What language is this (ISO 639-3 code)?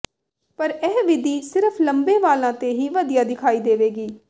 pan